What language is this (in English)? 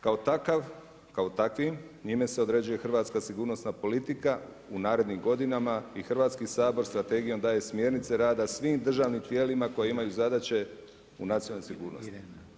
Croatian